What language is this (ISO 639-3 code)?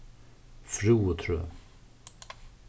fao